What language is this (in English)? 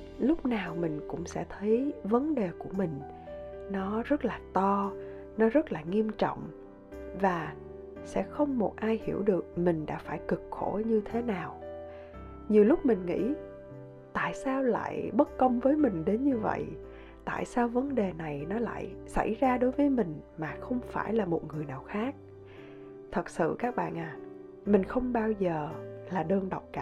Vietnamese